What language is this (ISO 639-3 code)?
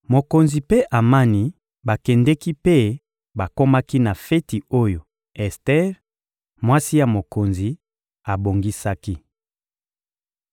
lin